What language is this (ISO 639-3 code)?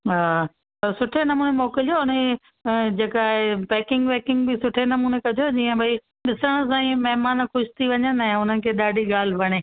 snd